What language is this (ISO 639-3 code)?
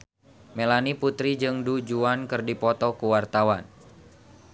sun